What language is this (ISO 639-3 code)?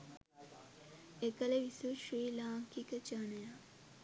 sin